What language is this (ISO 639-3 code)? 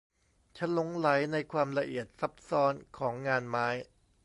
tha